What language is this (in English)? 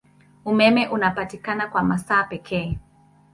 Swahili